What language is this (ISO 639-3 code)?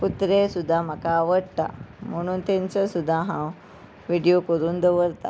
kok